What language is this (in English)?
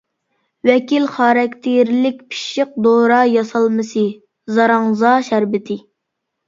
Uyghur